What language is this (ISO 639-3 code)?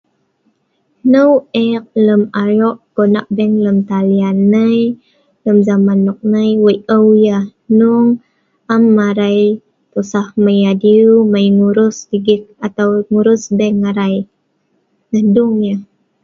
snv